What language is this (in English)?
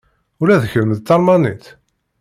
Kabyle